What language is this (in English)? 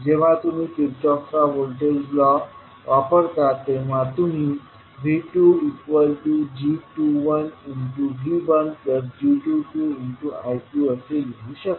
Marathi